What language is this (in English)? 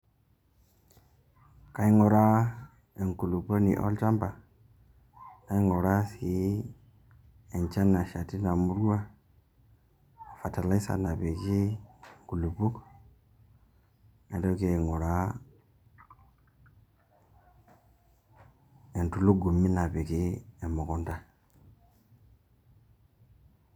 Masai